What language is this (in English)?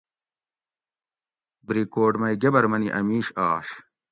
Gawri